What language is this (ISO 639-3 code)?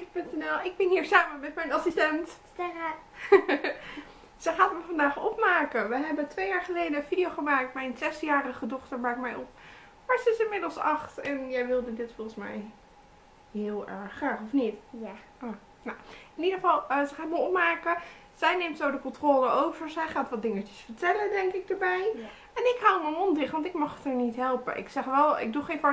nld